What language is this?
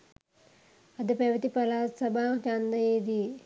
Sinhala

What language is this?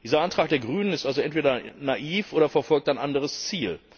German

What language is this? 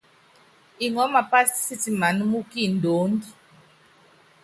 Yangben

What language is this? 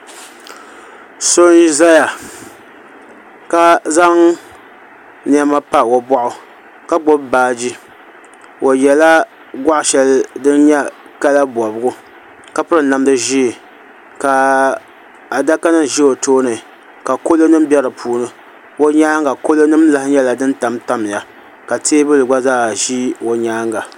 Dagbani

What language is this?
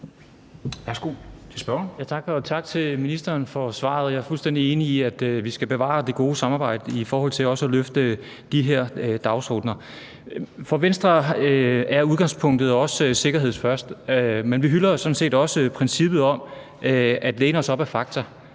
Danish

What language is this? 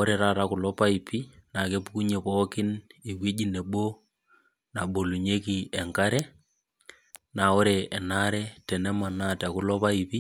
Masai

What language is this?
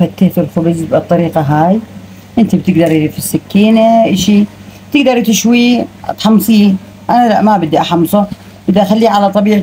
Arabic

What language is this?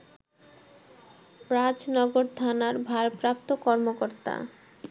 Bangla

